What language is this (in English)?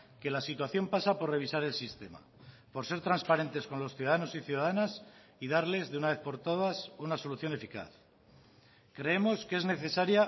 Spanish